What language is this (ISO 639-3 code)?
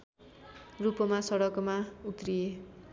nep